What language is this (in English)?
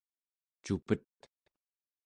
Central Yupik